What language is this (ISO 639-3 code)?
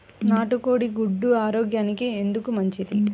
tel